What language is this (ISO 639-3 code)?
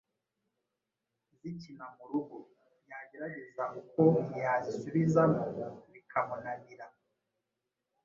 kin